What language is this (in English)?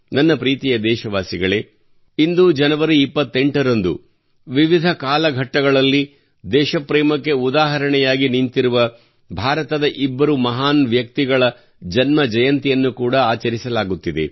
Kannada